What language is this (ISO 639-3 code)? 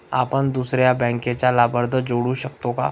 mar